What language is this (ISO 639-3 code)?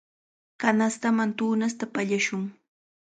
qvl